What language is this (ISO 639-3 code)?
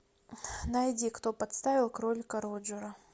rus